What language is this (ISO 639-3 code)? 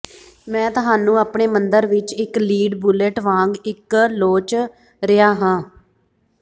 pan